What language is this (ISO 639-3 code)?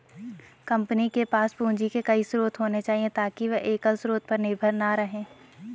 hin